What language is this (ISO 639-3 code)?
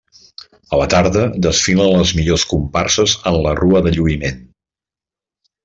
cat